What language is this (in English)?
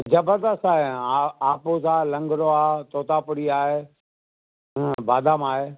Sindhi